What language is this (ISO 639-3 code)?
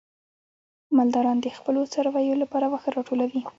pus